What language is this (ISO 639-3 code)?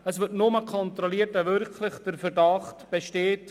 gsw